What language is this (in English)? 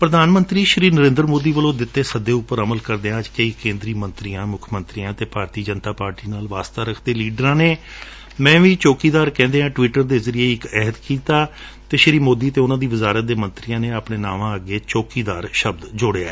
Punjabi